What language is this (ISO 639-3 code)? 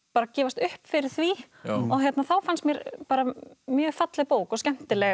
isl